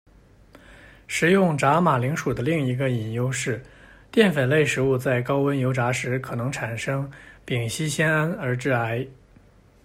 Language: Chinese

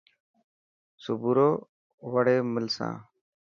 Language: Dhatki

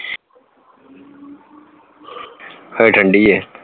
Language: Punjabi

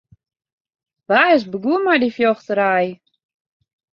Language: Western Frisian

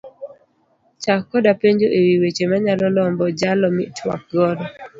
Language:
Luo (Kenya and Tanzania)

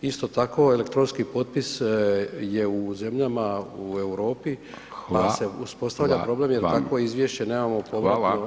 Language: Croatian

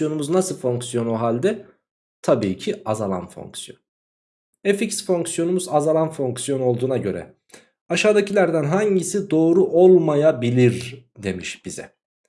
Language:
Turkish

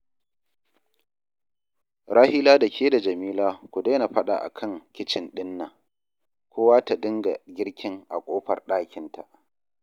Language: Hausa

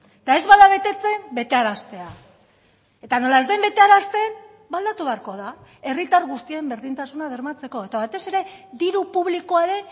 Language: Basque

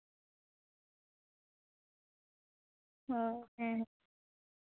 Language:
Santali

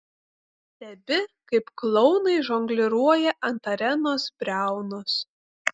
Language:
Lithuanian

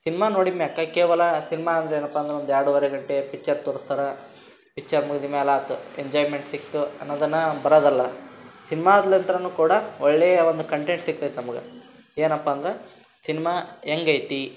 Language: Kannada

